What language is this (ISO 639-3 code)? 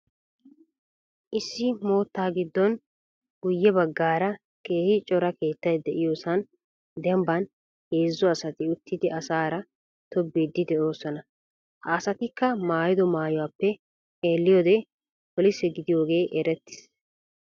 wal